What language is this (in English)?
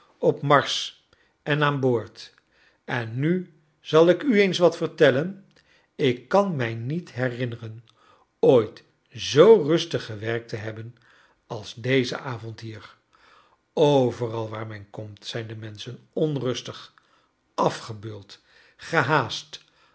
Dutch